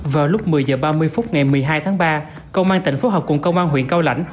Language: Vietnamese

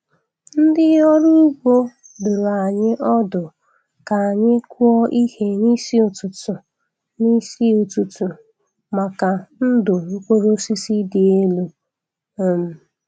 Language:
Igbo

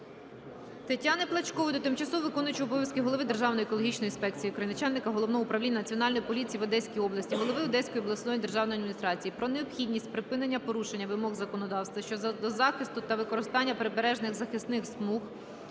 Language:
Ukrainian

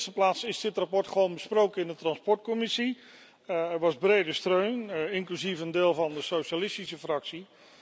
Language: Dutch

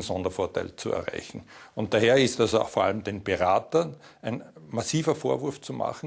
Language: German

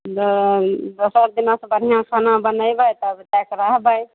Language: Maithili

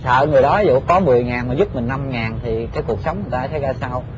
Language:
Vietnamese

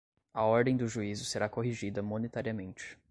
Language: Portuguese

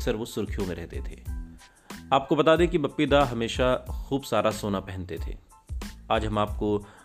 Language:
Hindi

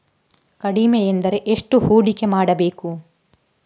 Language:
Kannada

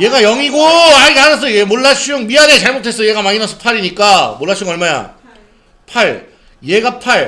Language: Korean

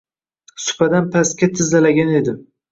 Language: Uzbek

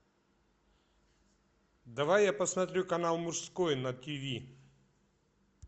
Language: Russian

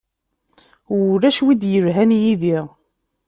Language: Kabyle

